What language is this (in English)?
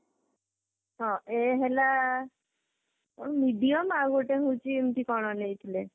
Odia